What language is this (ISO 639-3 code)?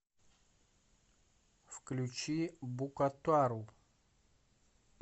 rus